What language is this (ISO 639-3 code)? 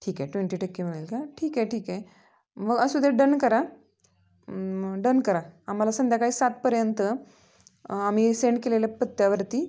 mar